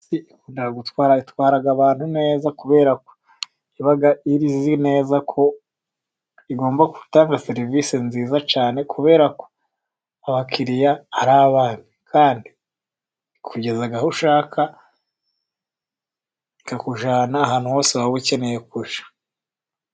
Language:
Kinyarwanda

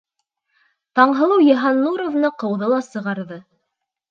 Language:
Bashkir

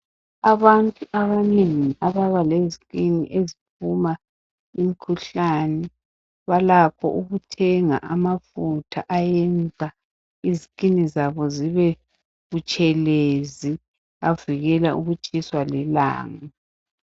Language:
North Ndebele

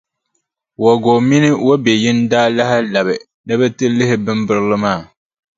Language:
Dagbani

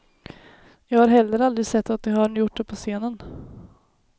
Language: Swedish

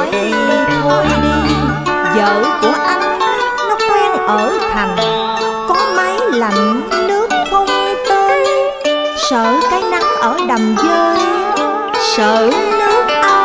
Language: Vietnamese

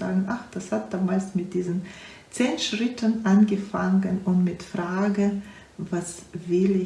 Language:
German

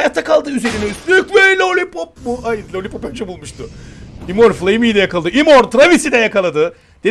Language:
Turkish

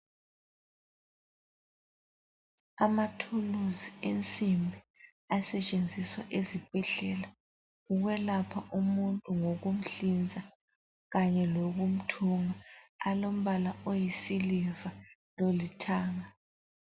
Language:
North Ndebele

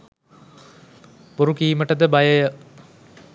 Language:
Sinhala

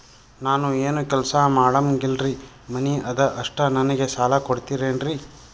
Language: Kannada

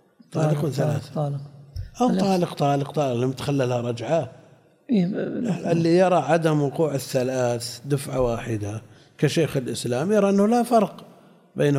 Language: Arabic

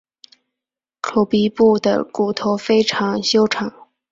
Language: Chinese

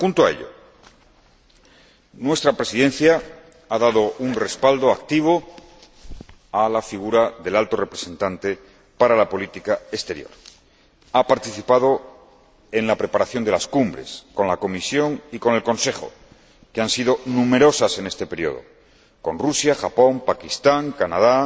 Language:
Spanish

